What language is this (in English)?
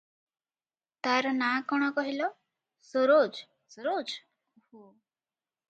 Odia